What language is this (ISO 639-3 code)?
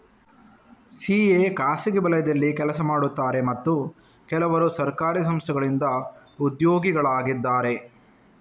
kan